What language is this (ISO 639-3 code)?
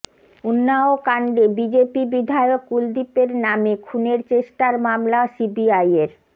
ben